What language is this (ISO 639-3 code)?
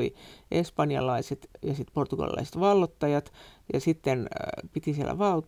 fin